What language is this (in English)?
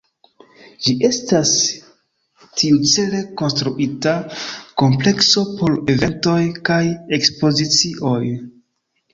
Esperanto